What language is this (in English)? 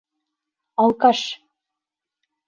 Bashkir